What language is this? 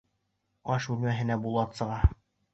Bashkir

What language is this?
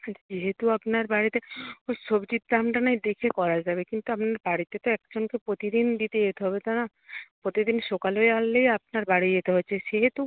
Bangla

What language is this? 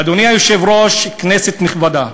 Hebrew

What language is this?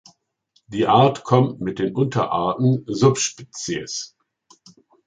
German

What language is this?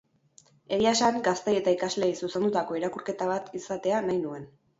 Basque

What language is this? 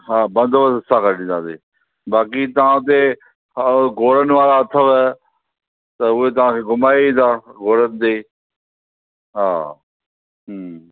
Sindhi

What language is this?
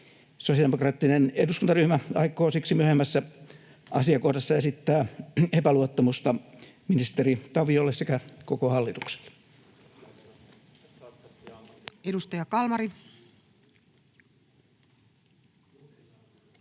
Finnish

